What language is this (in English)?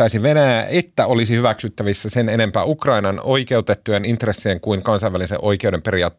Finnish